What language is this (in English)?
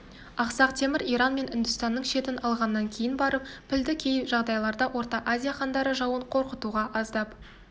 Kazakh